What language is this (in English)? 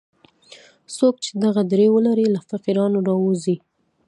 Pashto